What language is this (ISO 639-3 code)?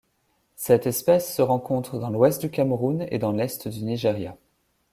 fra